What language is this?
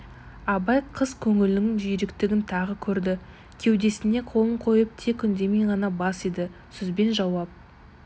Kazakh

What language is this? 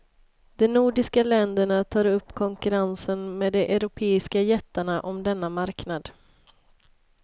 Swedish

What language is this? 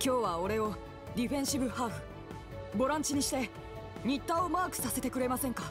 Japanese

